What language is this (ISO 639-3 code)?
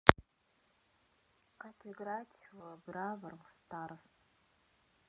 rus